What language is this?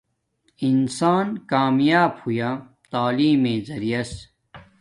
Domaaki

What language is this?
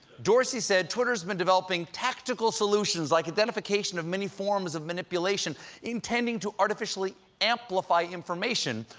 English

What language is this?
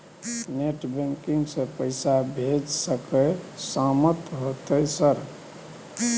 Maithili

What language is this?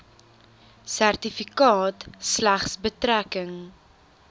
Afrikaans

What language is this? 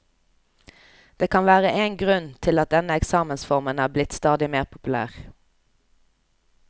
Norwegian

